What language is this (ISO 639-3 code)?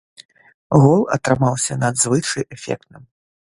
bel